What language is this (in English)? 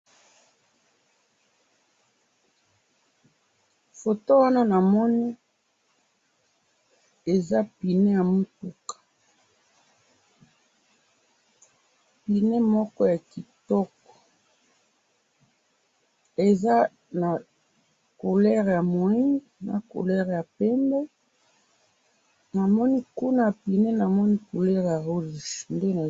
Lingala